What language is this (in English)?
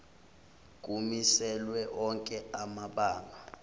Zulu